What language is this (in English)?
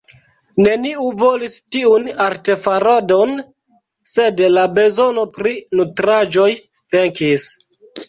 Esperanto